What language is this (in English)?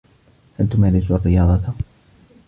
Arabic